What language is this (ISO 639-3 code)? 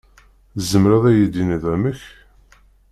kab